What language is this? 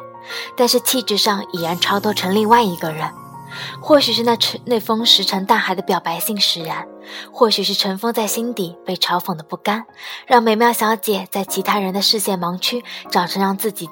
Chinese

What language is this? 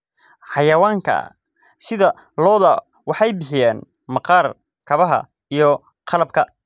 Somali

